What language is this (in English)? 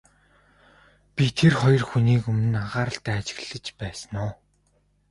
Mongolian